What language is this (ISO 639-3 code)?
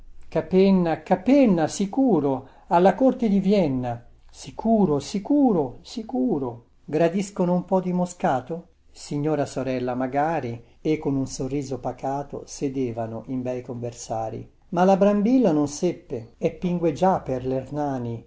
ita